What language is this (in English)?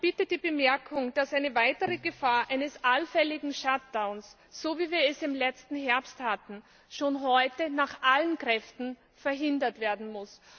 German